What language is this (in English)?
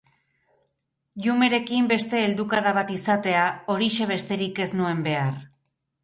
Basque